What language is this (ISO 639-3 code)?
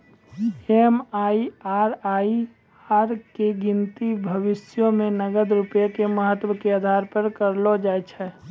mai